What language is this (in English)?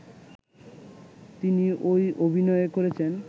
Bangla